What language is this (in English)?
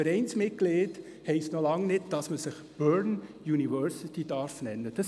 Swiss German